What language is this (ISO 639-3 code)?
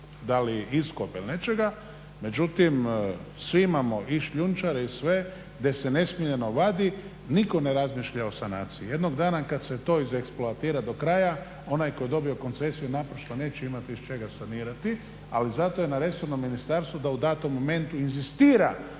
hrv